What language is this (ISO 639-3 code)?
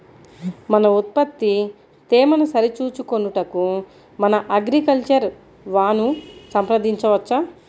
tel